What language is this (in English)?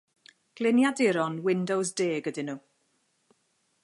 Welsh